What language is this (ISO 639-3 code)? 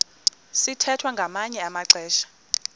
xho